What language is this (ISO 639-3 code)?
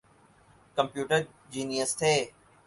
urd